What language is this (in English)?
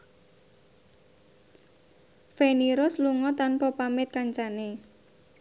Javanese